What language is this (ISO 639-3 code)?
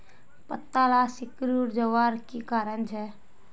mag